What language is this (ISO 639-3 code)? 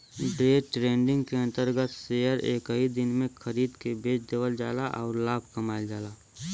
bho